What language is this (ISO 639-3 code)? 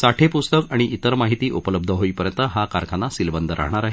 mar